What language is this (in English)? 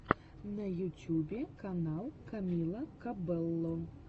Russian